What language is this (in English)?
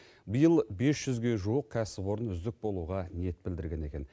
Kazakh